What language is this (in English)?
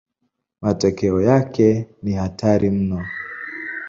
Swahili